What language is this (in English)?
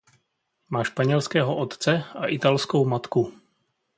Czech